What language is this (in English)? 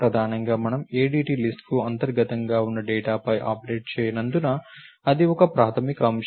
Telugu